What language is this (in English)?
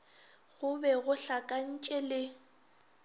Northern Sotho